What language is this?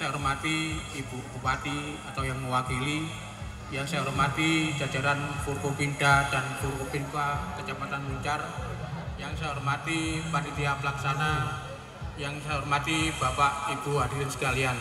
Indonesian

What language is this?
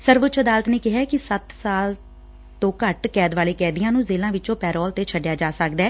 Punjabi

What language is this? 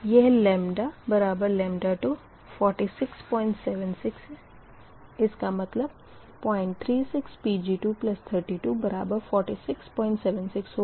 Hindi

